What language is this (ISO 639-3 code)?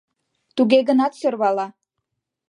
chm